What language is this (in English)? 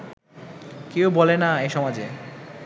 Bangla